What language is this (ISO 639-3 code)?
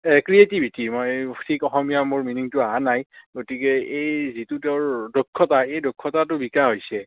asm